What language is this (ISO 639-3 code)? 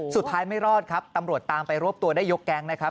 tha